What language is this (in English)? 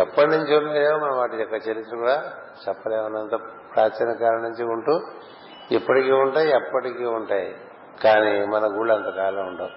Telugu